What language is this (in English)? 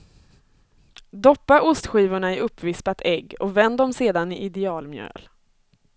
Swedish